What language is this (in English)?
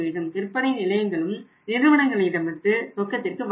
Tamil